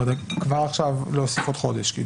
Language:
Hebrew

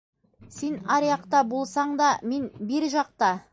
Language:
Bashkir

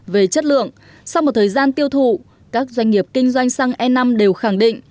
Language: Vietnamese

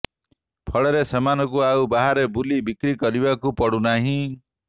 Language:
Odia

